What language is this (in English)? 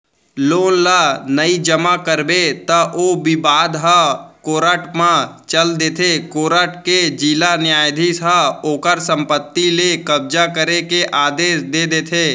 Chhattisgarhi